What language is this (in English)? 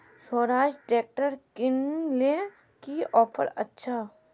Magahi